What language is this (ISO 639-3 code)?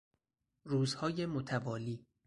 fas